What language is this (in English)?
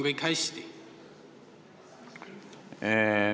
Estonian